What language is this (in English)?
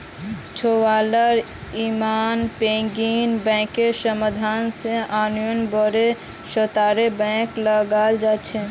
Magahi